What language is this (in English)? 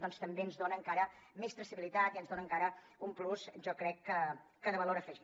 Catalan